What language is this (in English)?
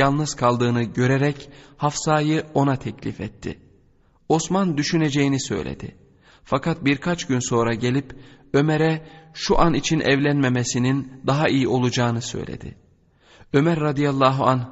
Turkish